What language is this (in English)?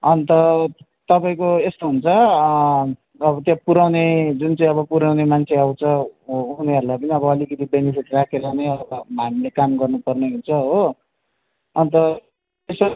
Nepali